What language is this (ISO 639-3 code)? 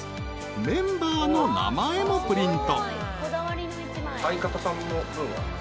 jpn